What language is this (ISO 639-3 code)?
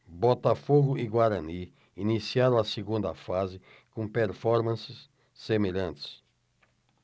por